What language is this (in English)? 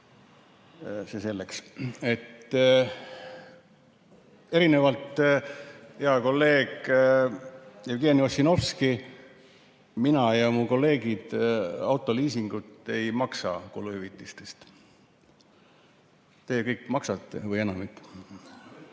Estonian